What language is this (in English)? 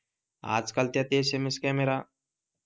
Marathi